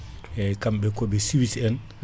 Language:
Fula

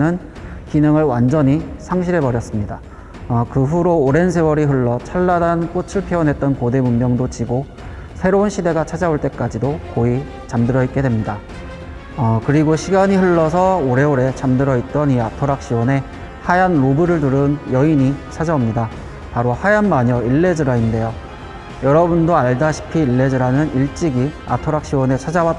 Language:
Korean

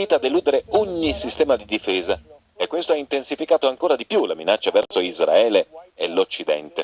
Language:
Italian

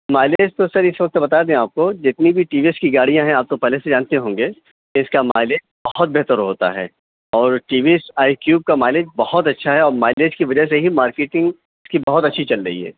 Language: Urdu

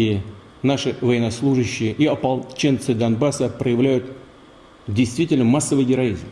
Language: Russian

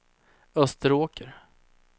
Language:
Swedish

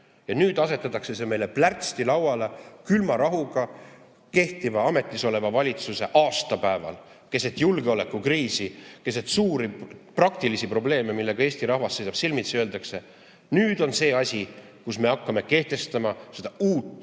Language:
Estonian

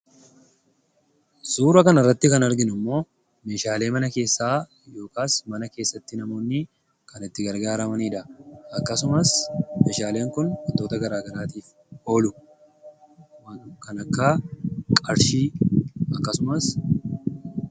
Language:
Oromo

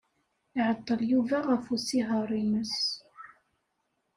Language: Kabyle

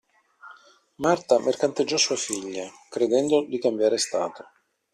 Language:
Italian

